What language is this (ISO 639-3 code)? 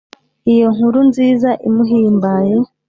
kin